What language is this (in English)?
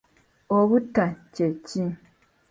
Ganda